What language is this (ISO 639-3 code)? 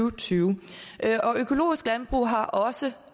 dan